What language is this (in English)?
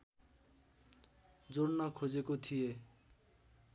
Nepali